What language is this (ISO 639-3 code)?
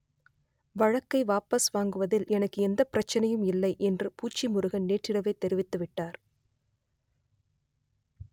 tam